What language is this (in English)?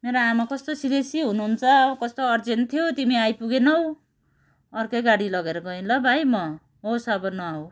Nepali